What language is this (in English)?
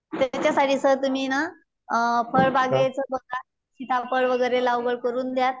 Marathi